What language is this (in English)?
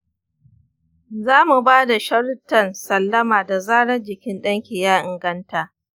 Hausa